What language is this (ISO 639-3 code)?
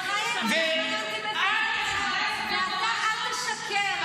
heb